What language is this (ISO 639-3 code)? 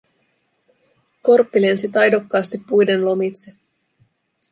fin